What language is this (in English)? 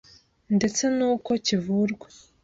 Kinyarwanda